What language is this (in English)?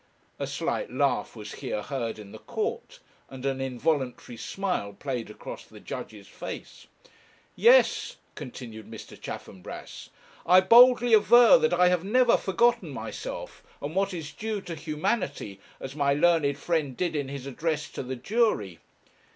English